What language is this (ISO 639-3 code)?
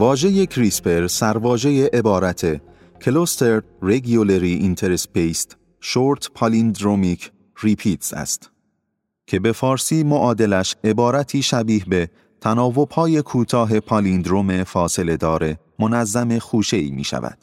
fas